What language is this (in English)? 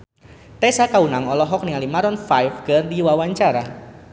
Sundanese